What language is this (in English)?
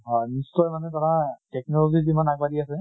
Assamese